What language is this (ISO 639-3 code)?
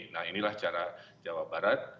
ind